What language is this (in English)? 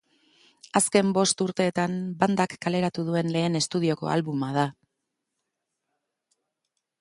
Basque